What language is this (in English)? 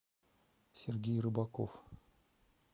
Russian